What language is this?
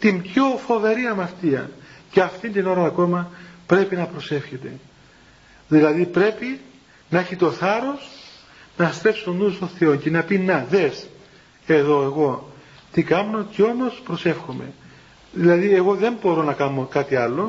Greek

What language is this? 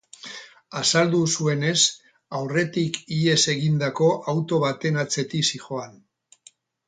Basque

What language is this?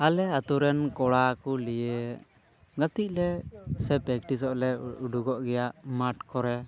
Santali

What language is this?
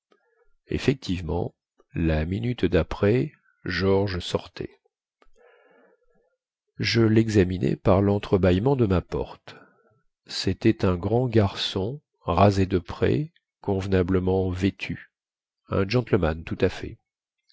French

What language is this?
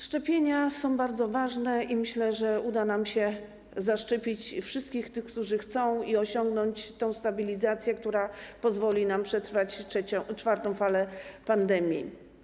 Polish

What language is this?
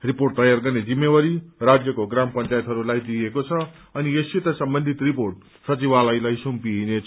Nepali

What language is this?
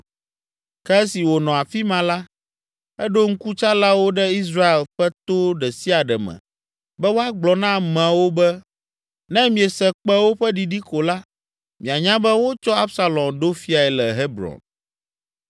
Ewe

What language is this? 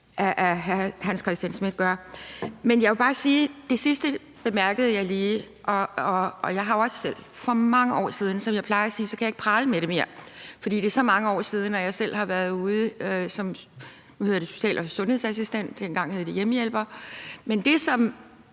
Danish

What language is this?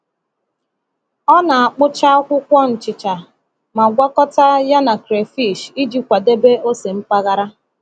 Igbo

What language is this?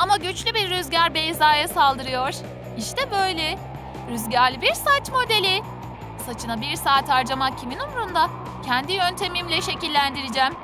Turkish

